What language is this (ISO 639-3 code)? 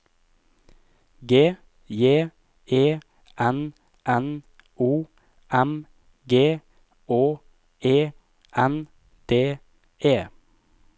nor